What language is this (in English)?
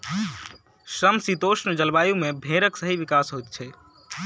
Maithili